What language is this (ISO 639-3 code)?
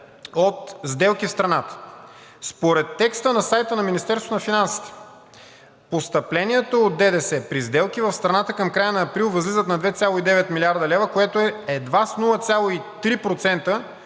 bul